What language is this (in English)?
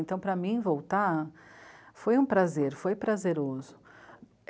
Portuguese